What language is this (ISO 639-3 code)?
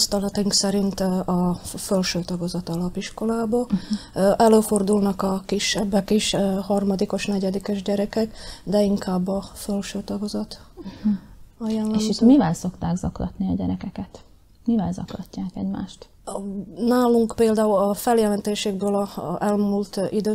hun